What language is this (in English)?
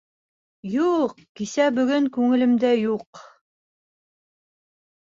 Bashkir